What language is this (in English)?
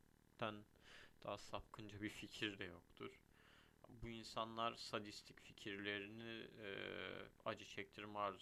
Turkish